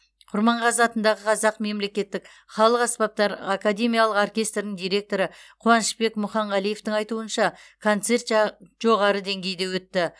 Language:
Kazakh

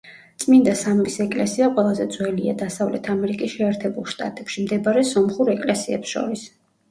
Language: Georgian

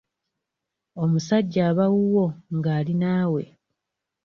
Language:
Ganda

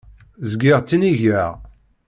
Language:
Kabyle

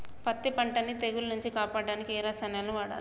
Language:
Telugu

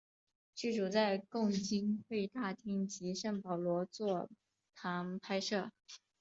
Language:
Chinese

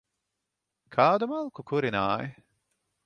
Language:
Latvian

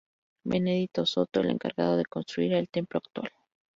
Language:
Spanish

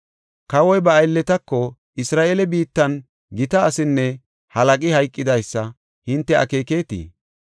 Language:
Gofa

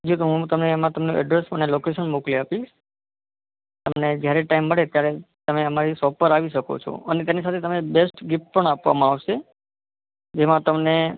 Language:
Gujarati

